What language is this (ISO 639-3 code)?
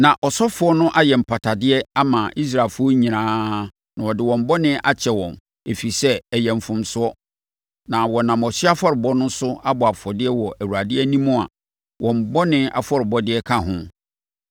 aka